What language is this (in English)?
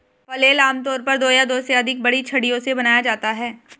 Hindi